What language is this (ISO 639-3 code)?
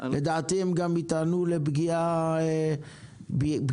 heb